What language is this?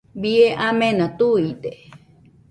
Nüpode Huitoto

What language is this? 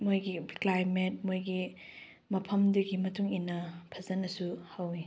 Manipuri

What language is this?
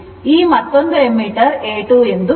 Kannada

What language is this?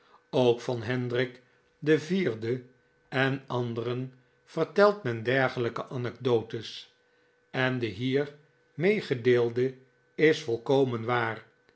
Dutch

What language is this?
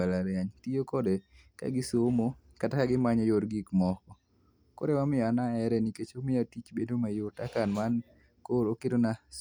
Luo (Kenya and Tanzania)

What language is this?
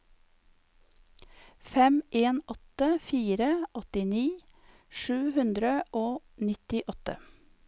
Norwegian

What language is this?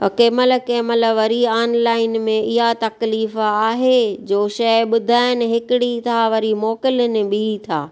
Sindhi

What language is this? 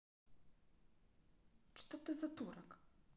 Russian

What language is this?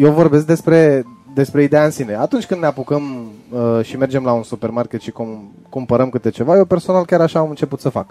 Romanian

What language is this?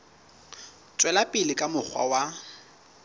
Southern Sotho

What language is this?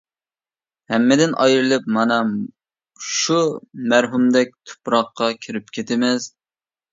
Uyghur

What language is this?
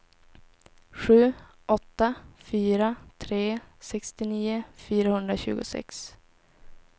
Swedish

